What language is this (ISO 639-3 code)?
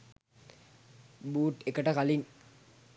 sin